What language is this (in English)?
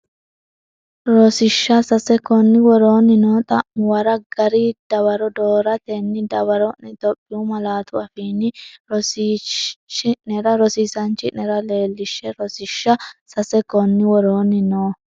Sidamo